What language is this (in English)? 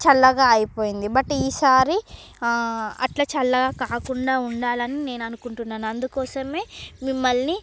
Telugu